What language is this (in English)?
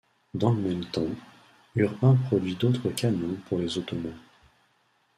French